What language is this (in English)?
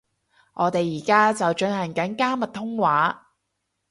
Cantonese